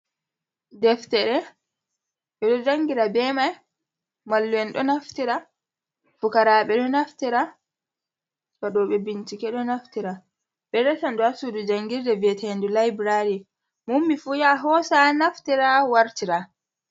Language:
Fula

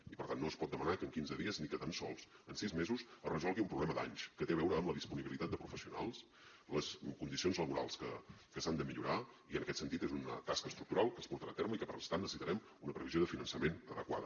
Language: Catalan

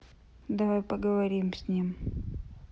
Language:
Russian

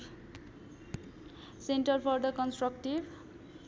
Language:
Nepali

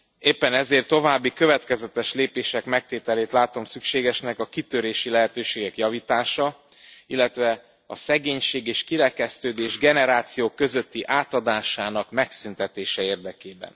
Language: Hungarian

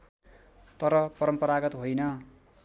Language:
Nepali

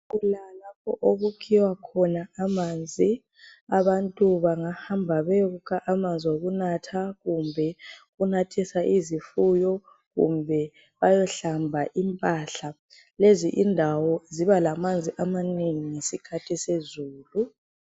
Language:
North Ndebele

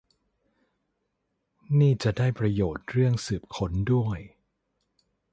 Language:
Thai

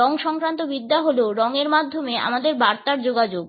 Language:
Bangla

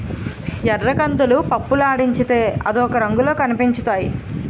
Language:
Telugu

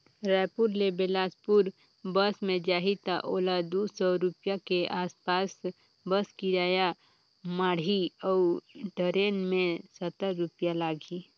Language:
Chhattisgarhi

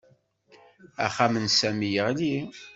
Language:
Kabyle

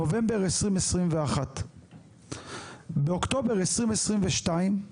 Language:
Hebrew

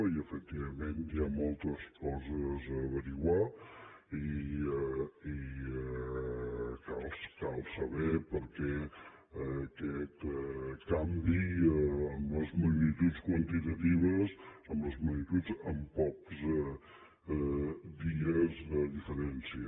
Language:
Catalan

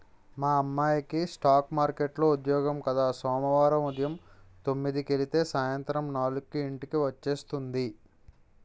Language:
Telugu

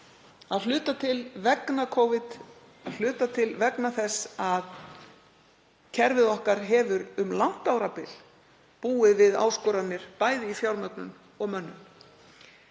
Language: Icelandic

